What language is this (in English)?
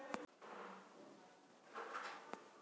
Magahi